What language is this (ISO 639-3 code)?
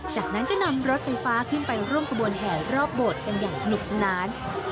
tha